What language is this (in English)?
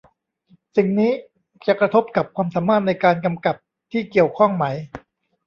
Thai